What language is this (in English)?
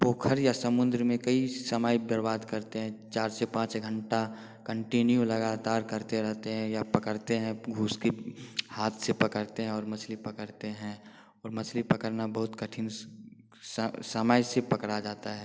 Hindi